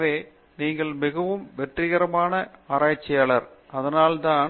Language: Tamil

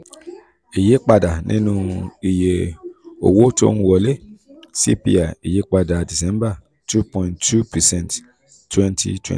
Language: Yoruba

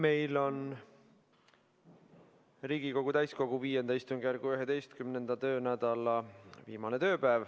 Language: Estonian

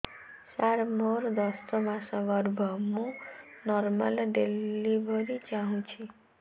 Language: Odia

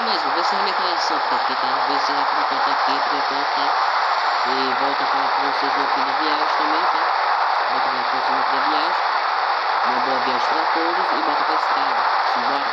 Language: Portuguese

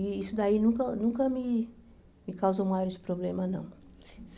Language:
Portuguese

